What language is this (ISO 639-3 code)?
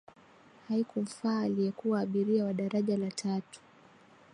swa